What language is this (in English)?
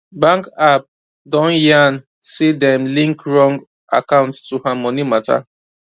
Nigerian Pidgin